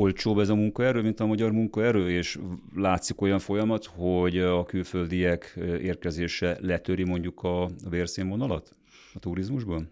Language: Hungarian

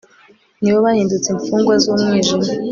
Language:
Kinyarwanda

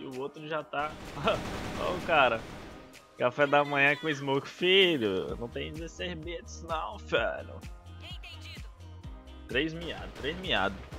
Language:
Portuguese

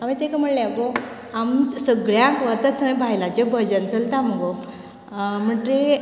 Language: Konkani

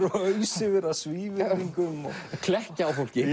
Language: Icelandic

